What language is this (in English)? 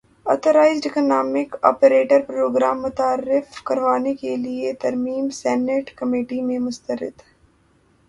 Urdu